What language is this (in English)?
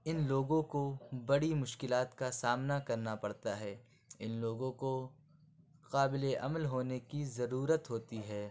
Urdu